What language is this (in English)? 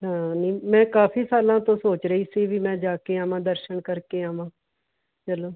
Punjabi